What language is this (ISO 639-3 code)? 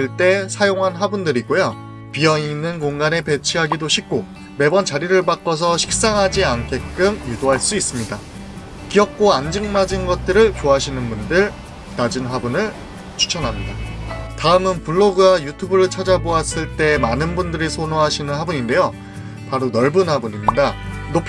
kor